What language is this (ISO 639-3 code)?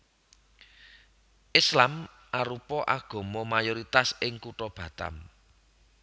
jav